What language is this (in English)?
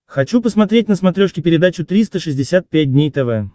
Russian